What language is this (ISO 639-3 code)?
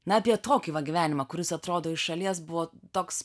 lit